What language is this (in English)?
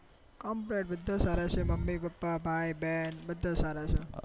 Gujarati